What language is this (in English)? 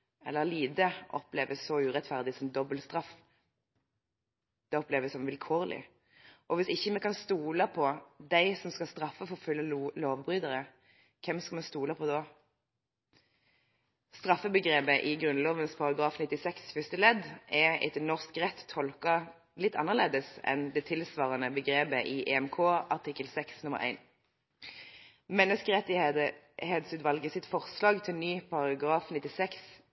Norwegian Bokmål